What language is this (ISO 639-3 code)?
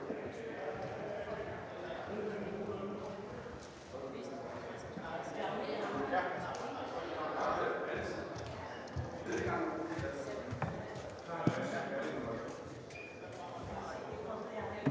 dan